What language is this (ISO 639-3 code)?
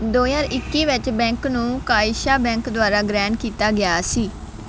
pan